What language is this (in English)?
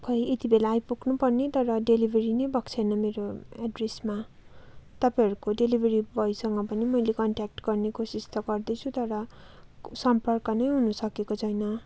Nepali